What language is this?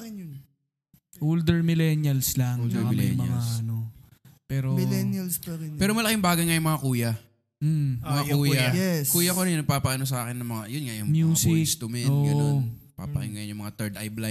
Filipino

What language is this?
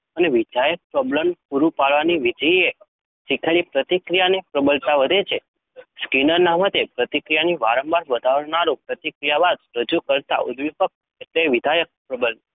Gujarati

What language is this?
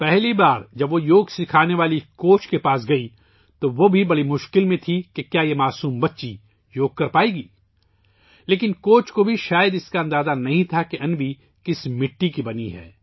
Urdu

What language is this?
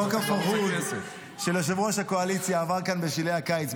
Hebrew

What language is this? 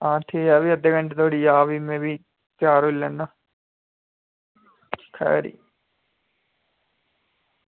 Dogri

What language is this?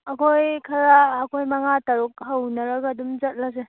Manipuri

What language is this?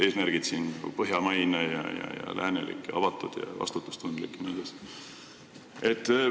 Estonian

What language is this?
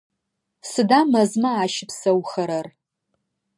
Adyghe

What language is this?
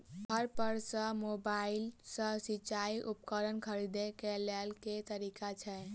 Maithili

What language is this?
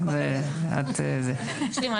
Hebrew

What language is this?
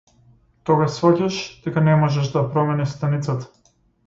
Macedonian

